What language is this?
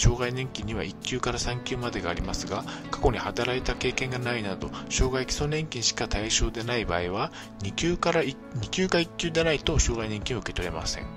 Japanese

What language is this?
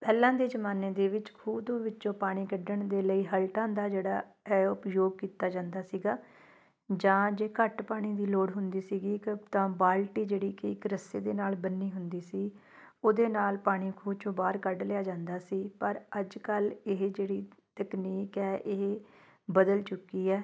Punjabi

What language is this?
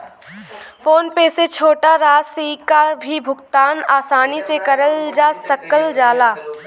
Bhojpuri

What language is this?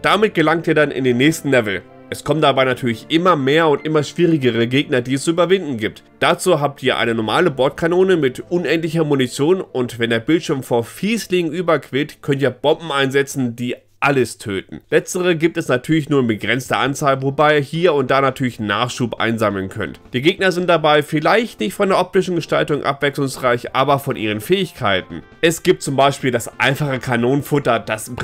German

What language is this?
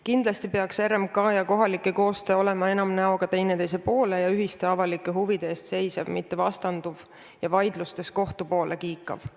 Estonian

